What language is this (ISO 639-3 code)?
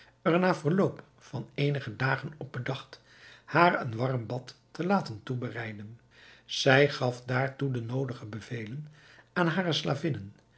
nld